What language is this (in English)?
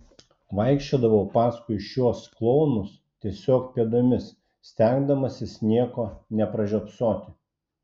Lithuanian